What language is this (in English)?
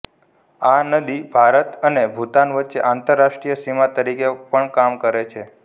Gujarati